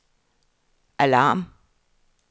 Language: Danish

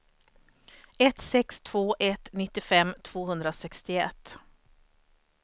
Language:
Swedish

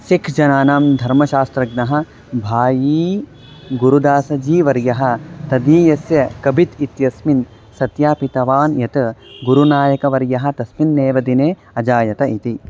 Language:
Sanskrit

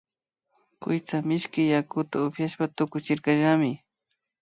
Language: Imbabura Highland Quichua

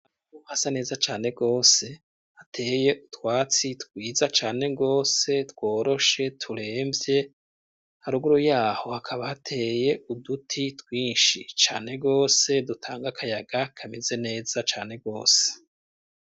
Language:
Rundi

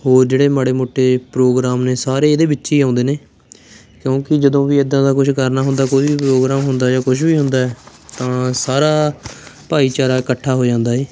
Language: Punjabi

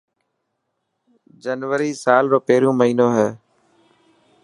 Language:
Dhatki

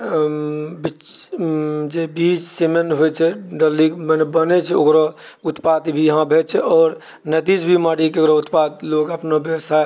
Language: Maithili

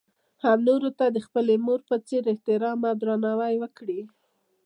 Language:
Pashto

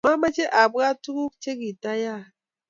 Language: Kalenjin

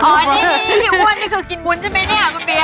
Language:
Thai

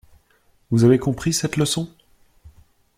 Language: French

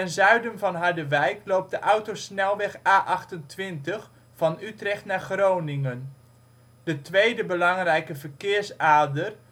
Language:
Dutch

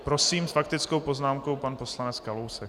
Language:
Czech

